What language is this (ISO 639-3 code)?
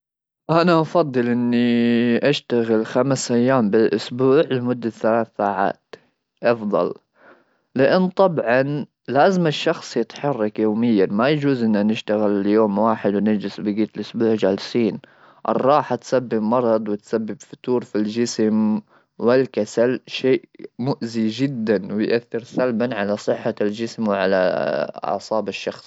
afb